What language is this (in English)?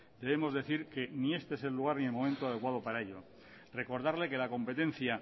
Spanish